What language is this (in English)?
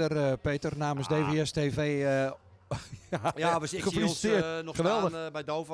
Dutch